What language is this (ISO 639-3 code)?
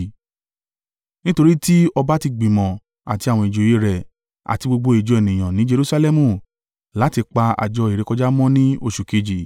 yor